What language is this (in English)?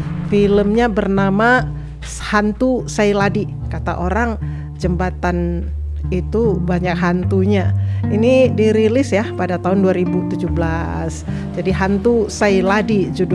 Indonesian